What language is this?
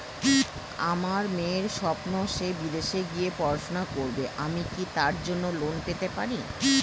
Bangla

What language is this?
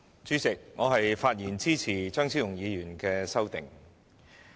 Cantonese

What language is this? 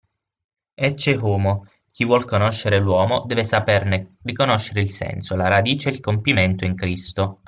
Italian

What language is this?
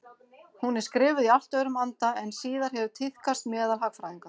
Icelandic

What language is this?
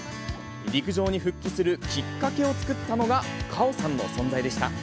Japanese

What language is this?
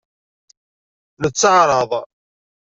Kabyle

